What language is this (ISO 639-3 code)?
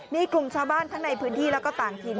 tha